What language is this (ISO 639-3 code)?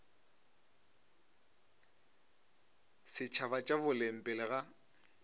nso